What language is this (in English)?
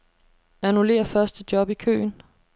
Danish